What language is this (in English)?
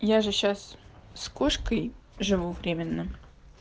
Russian